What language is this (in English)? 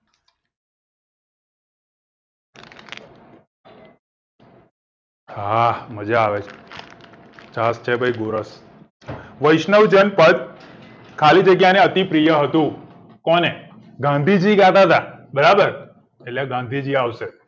Gujarati